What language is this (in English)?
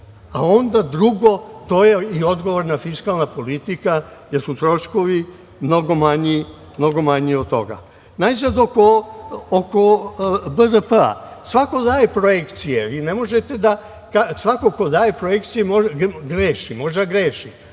Serbian